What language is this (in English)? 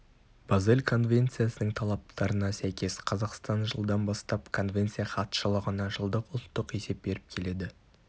Kazakh